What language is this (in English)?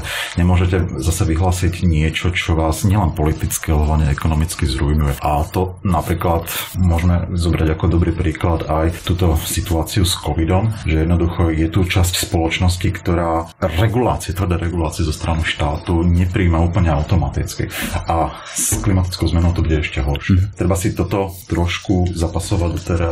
Slovak